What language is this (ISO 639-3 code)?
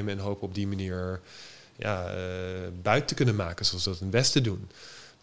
nld